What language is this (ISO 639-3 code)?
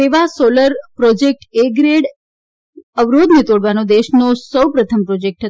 guj